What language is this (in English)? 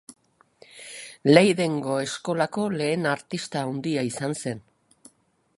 Basque